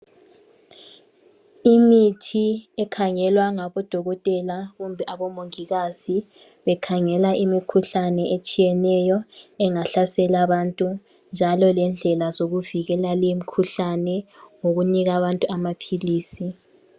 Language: North Ndebele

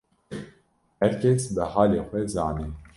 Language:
Kurdish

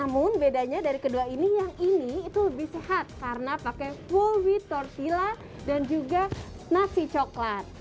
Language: Indonesian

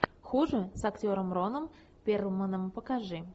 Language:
Russian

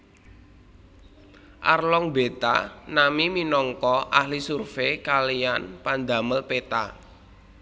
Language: Javanese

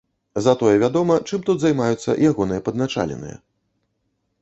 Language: Belarusian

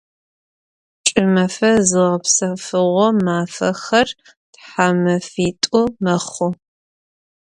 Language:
Adyghe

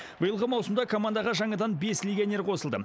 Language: Kazakh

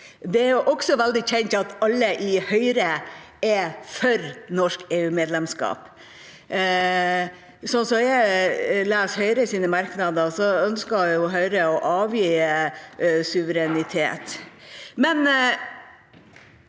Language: Norwegian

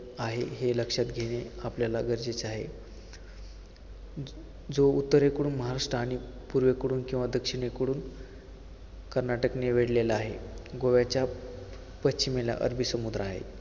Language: Marathi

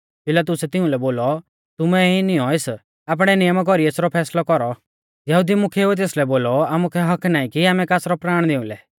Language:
Mahasu Pahari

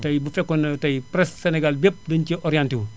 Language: Wolof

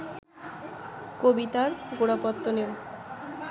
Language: Bangla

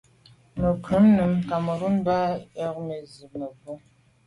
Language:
Medumba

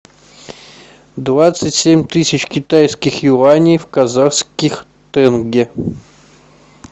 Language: Russian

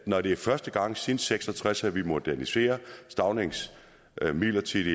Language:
Danish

